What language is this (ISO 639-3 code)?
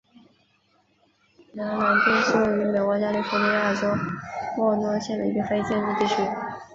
zho